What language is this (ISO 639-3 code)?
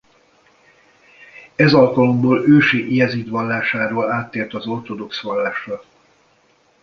hun